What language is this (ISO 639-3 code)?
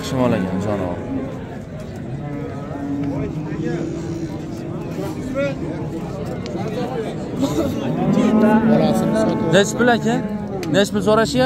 tur